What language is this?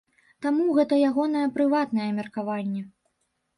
Belarusian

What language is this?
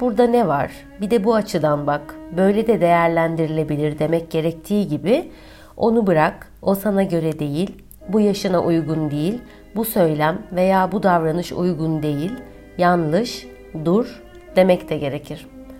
Turkish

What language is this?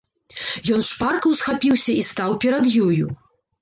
Belarusian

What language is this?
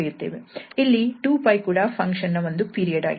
Kannada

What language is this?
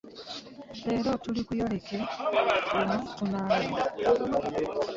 Ganda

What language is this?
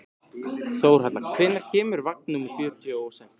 Icelandic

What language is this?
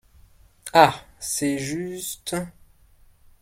French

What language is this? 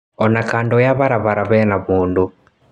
Kikuyu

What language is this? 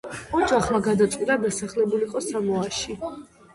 Georgian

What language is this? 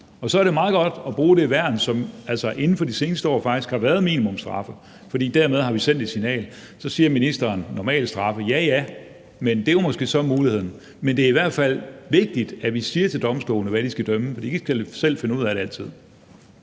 Danish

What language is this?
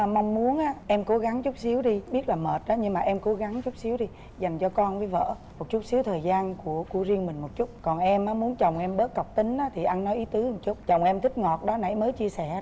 Vietnamese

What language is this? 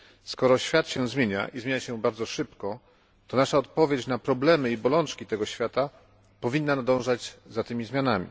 Polish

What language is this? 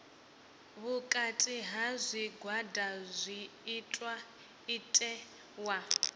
Venda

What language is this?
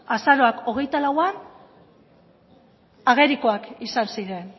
Basque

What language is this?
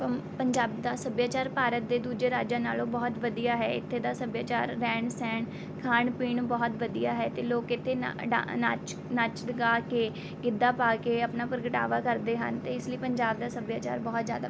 Punjabi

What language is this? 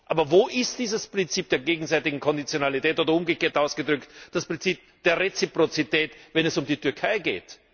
German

